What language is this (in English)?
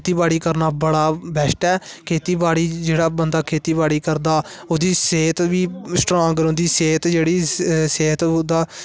Dogri